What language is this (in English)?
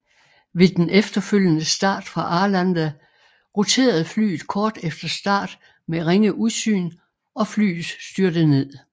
Danish